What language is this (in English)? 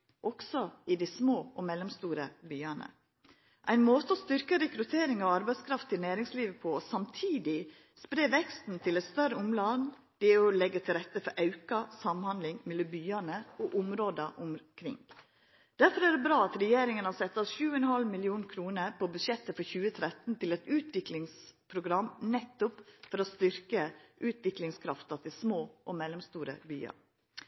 Norwegian Nynorsk